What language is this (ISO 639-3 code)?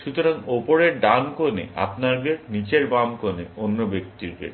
ben